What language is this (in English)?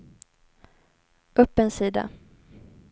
Swedish